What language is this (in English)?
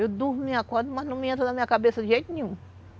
Portuguese